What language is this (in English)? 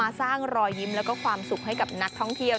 Thai